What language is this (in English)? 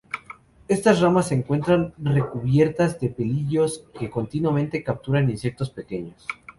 Spanish